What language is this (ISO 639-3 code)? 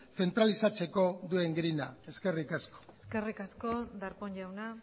eus